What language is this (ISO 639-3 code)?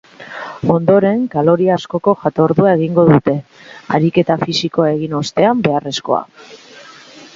eus